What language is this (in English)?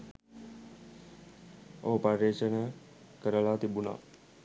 Sinhala